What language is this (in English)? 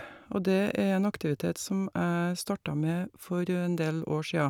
Norwegian